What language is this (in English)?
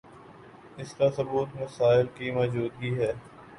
Urdu